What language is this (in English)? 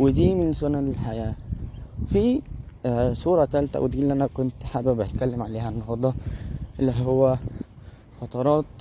Arabic